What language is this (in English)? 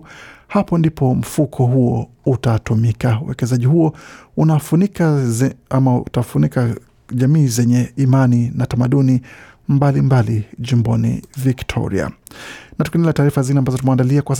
Swahili